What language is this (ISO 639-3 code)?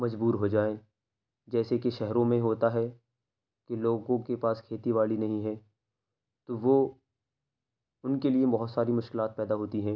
urd